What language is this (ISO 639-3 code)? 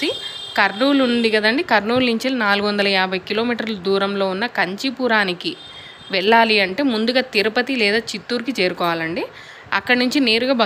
tel